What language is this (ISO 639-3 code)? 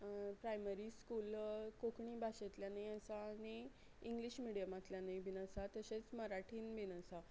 kok